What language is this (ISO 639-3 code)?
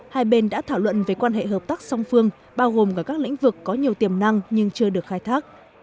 vie